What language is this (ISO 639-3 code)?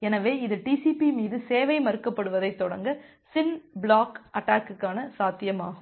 tam